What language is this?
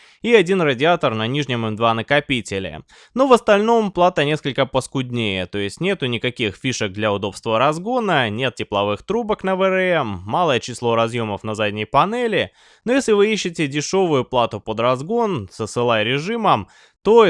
Russian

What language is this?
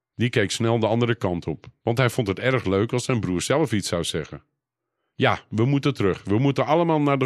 Dutch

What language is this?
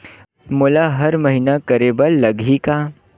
Chhattisgarhi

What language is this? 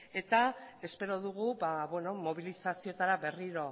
Basque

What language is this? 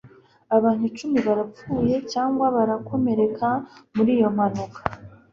Kinyarwanda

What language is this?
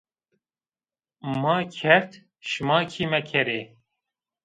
Zaza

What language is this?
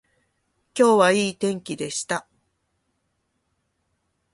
Japanese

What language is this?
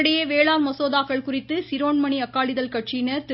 Tamil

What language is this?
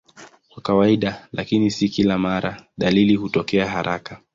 Swahili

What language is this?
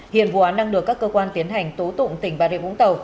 Vietnamese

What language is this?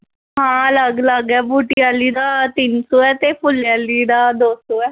Dogri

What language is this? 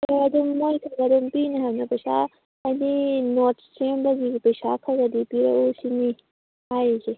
Manipuri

